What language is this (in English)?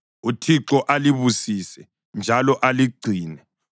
North Ndebele